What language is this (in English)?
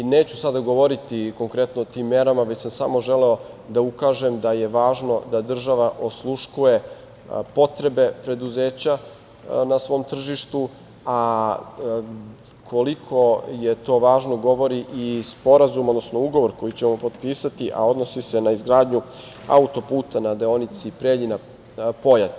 Serbian